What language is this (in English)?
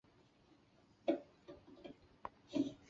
Chinese